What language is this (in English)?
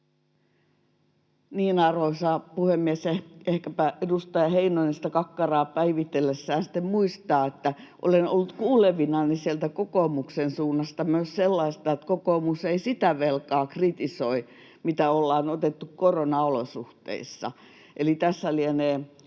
Finnish